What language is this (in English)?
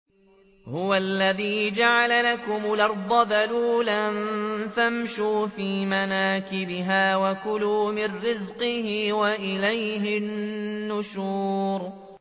Arabic